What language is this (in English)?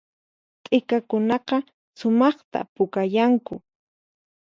Puno Quechua